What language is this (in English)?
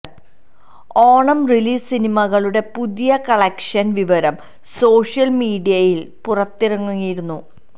Malayalam